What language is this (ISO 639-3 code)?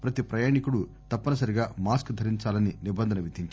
tel